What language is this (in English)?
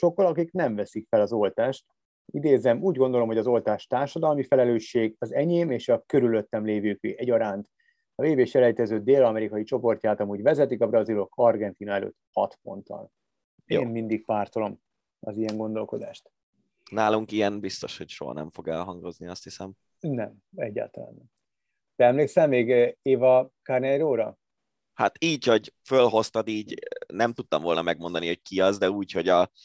Hungarian